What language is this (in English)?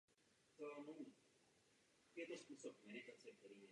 Czech